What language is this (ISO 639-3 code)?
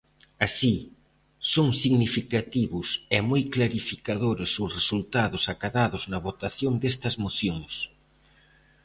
glg